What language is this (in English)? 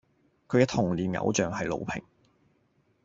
Cantonese